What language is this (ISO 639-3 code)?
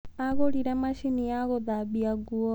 kik